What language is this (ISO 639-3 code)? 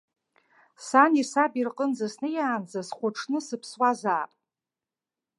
abk